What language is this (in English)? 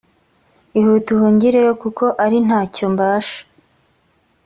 Kinyarwanda